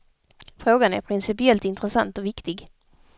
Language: Swedish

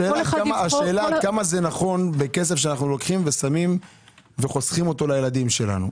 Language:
Hebrew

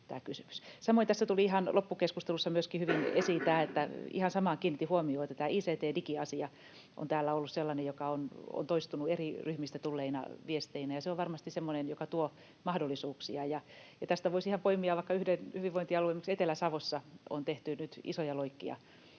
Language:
Finnish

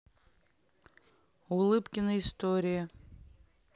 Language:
Russian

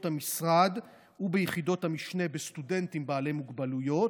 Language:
Hebrew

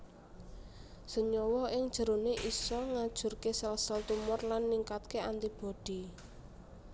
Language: Javanese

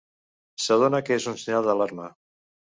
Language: Catalan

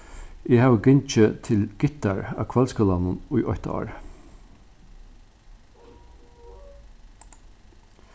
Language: Faroese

